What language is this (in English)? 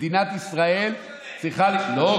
Hebrew